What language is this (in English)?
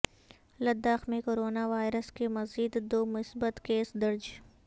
Urdu